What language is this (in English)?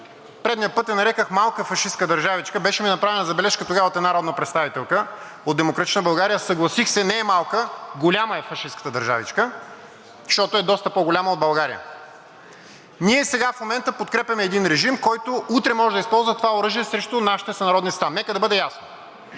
Bulgarian